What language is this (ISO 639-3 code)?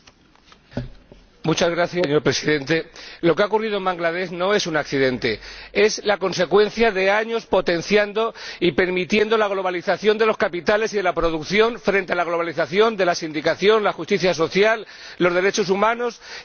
spa